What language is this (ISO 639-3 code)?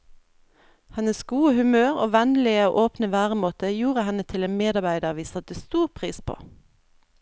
nor